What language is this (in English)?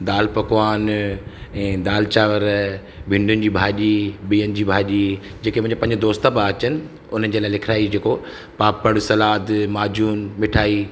Sindhi